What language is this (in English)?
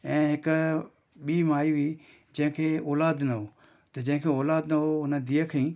Sindhi